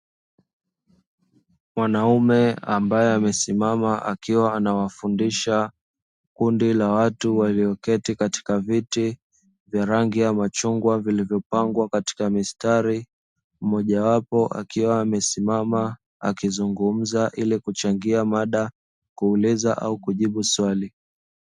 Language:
Swahili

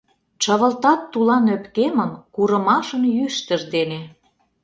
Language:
Mari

